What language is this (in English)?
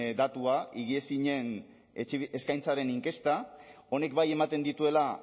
Basque